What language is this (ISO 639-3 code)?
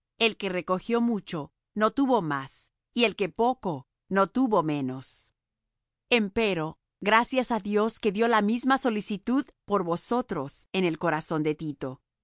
spa